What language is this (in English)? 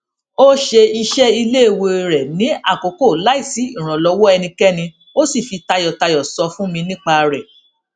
Yoruba